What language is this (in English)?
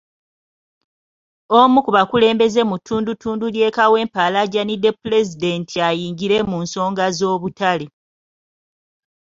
Ganda